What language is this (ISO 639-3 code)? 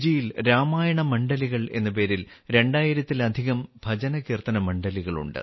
mal